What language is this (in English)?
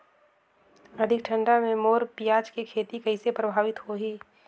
Chhattisgarhi